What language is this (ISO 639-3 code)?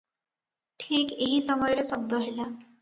ori